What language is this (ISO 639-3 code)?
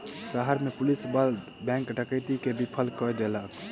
mai